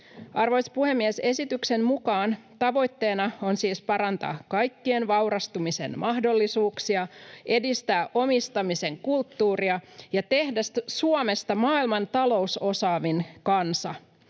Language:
Finnish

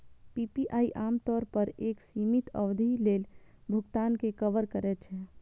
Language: Maithili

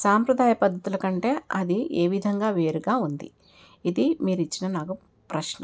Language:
Telugu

